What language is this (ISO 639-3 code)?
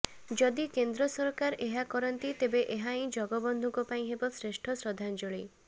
ori